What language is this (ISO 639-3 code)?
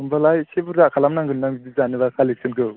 brx